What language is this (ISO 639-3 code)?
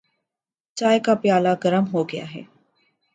urd